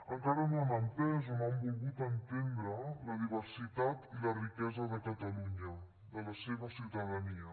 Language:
Catalan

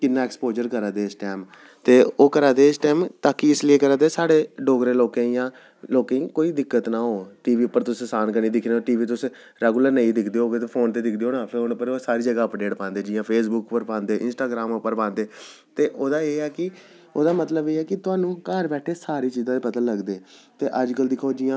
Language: Dogri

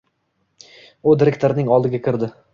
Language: Uzbek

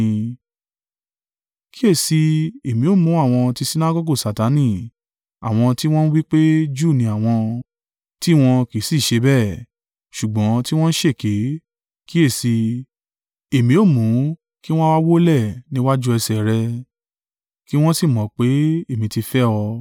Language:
Yoruba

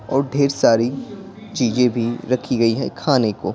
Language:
Hindi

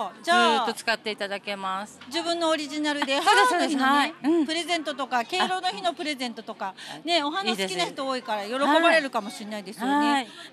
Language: Japanese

